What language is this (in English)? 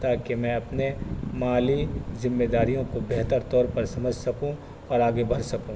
Urdu